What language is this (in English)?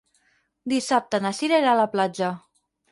Catalan